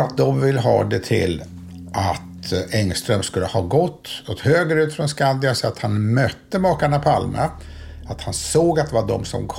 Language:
Swedish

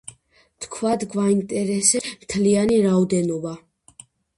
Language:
Georgian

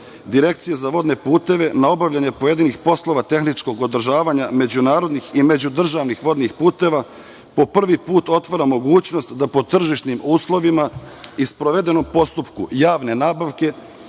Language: Serbian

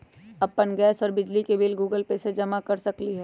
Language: Magahi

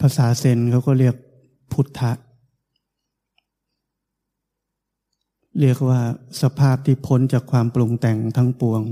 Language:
Thai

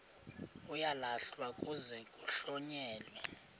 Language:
Xhosa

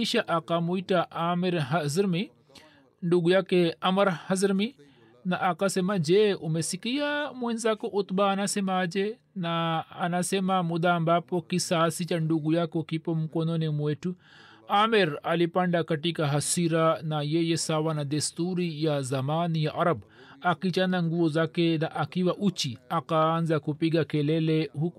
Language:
Swahili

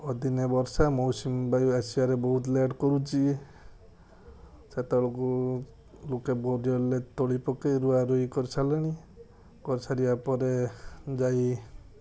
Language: Odia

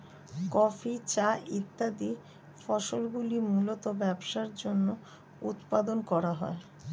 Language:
Bangla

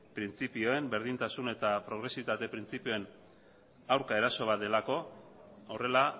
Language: Basque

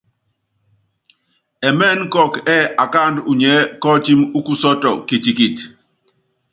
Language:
Yangben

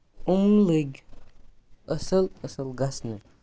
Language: Kashmiri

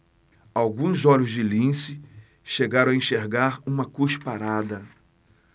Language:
Portuguese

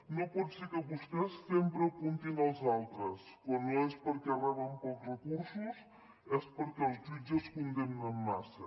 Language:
Catalan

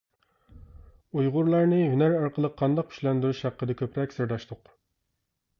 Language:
Uyghur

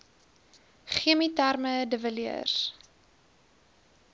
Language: Afrikaans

